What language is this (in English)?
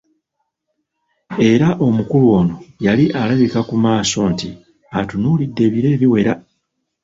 Ganda